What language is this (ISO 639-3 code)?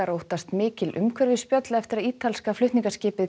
isl